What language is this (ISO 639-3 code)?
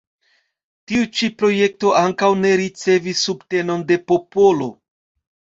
epo